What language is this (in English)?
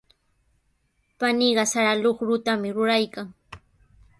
Sihuas Ancash Quechua